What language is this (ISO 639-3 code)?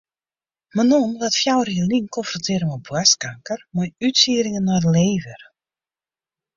fry